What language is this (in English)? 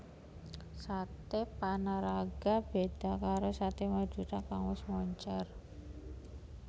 Javanese